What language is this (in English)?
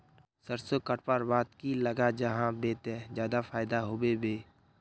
Magahi